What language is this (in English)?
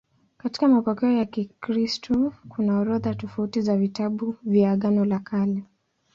Swahili